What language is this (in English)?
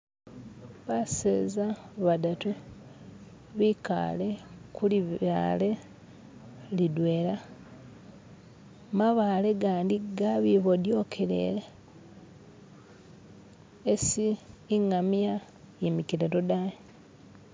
Masaaba